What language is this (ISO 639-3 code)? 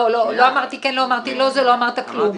heb